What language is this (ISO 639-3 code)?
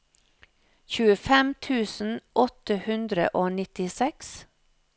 nor